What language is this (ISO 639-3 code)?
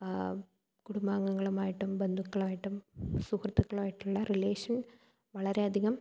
mal